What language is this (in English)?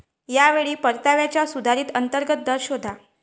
Marathi